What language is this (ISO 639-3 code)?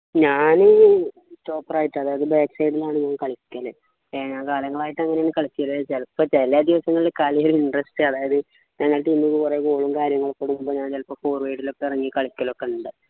mal